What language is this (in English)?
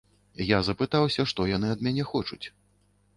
Belarusian